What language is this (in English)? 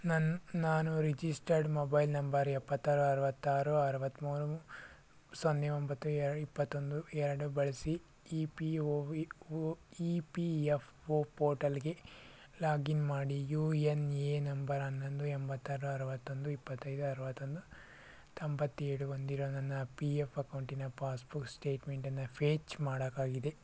Kannada